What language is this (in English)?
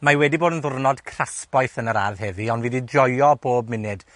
Welsh